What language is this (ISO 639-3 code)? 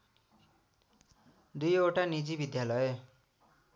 nep